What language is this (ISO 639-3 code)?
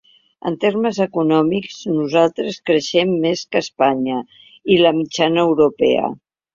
cat